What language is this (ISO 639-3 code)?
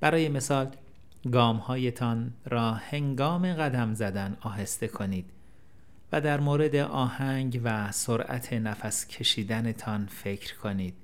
fas